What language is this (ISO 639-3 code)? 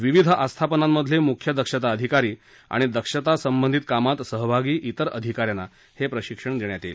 mar